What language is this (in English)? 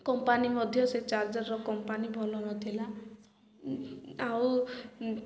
Odia